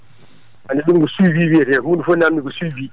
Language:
Fula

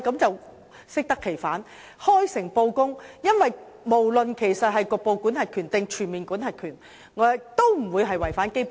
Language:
Cantonese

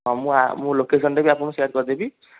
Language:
Odia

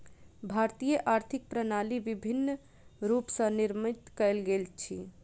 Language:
Maithili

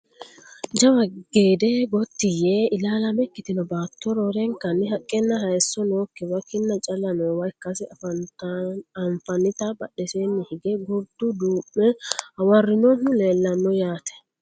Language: Sidamo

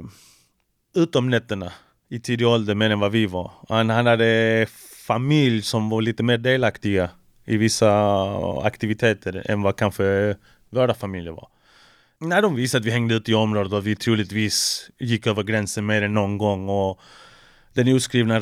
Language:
Swedish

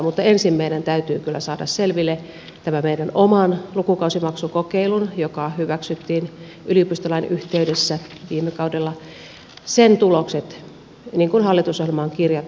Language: Finnish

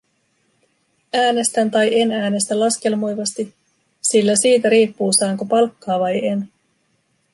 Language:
Finnish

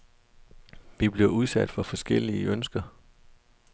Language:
Danish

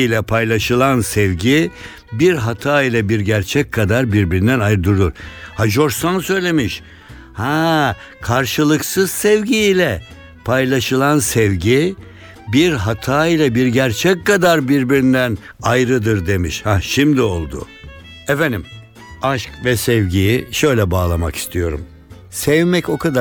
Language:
Turkish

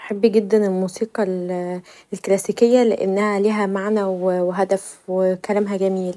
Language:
Egyptian Arabic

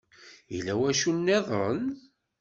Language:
Kabyle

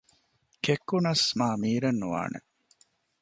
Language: Divehi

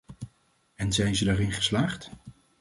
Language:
Dutch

